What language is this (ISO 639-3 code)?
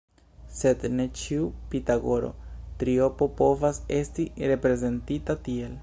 epo